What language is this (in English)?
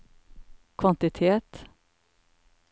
Norwegian